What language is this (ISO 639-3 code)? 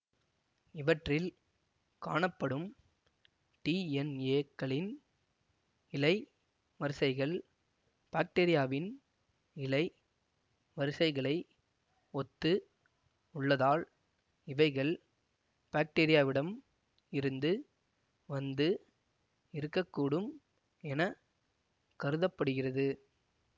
tam